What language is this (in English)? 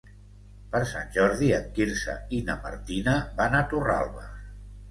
Catalan